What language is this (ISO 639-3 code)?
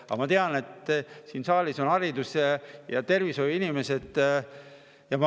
est